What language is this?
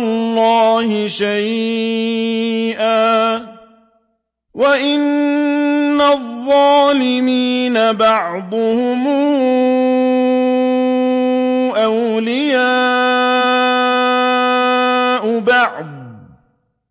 Arabic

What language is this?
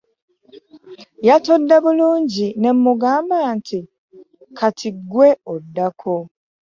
Ganda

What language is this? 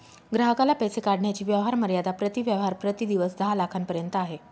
Marathi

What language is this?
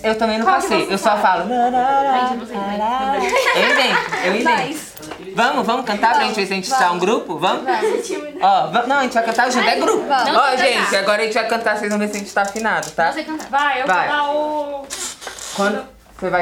Portuguese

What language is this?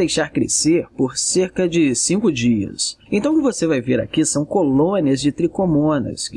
Portuguese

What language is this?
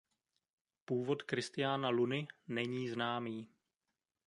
Czech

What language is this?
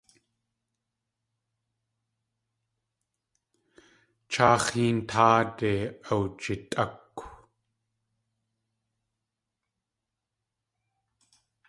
Tlingit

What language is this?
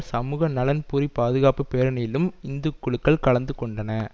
Tamil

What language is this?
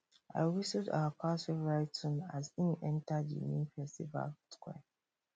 Nigerian Pidgin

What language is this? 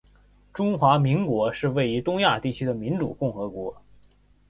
Chinese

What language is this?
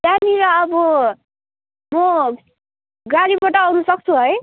Nepali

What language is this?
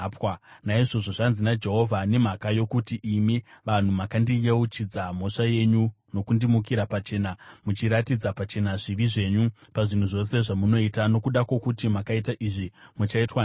Shona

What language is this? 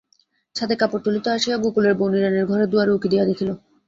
Bangla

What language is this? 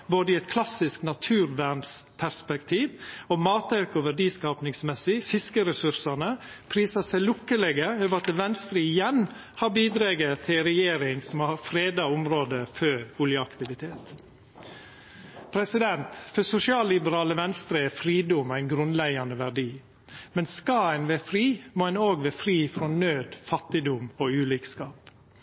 Norwegian Nynorsk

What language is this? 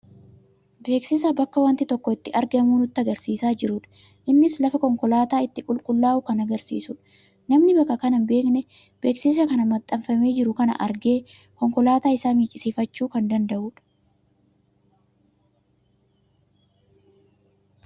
Oromo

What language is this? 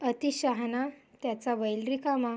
Marathi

